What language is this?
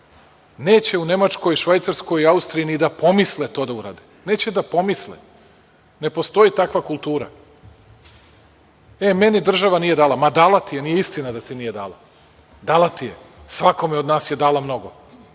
Serbian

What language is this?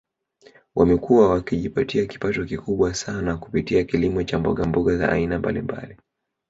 Swahili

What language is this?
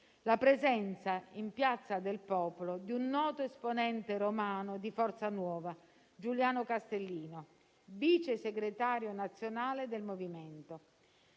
Italian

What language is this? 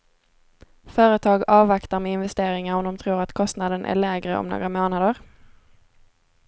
Swedish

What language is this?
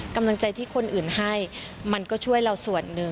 Thai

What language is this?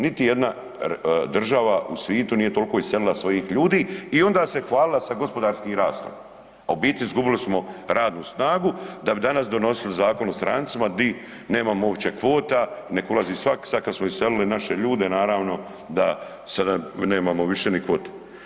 Croatian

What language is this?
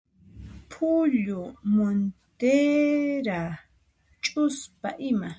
Puno Quechua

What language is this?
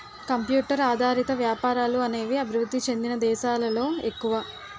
Telugu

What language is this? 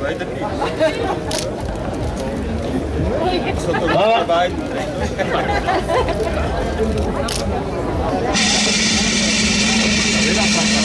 Dutch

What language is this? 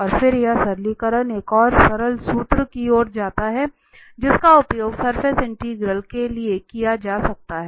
Hindi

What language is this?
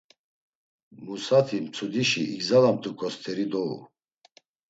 Laz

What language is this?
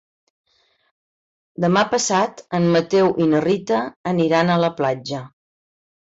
Catalan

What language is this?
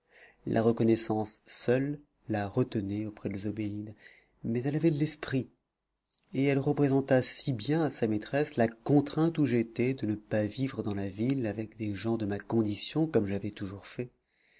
French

